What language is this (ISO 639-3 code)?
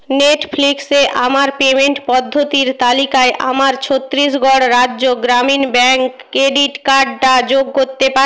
ben